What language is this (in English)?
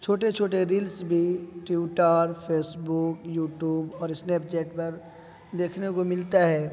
Urdu